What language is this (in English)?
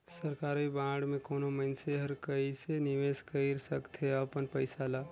Chhattisgarhi